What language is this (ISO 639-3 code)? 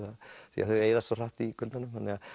isl